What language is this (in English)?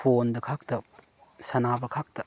Manipuri